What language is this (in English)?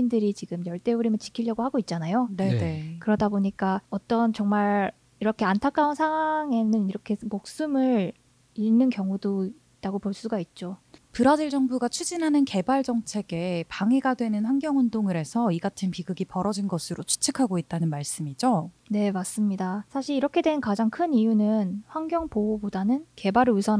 Korean